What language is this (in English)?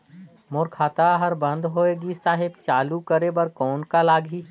Chhattisgarhi